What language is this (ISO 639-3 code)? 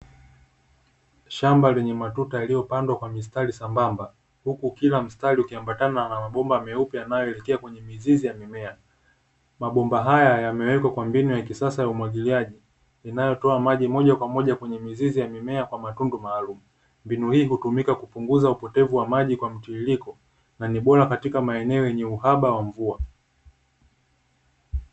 swa